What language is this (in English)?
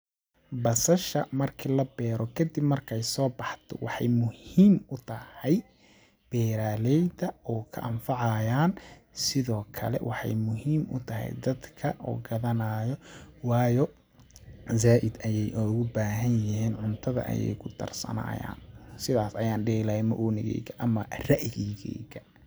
Somali